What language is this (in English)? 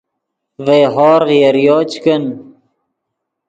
Yidgha